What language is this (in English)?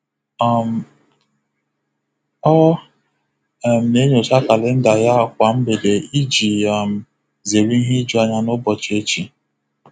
Igbo